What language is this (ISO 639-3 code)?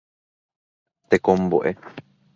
grn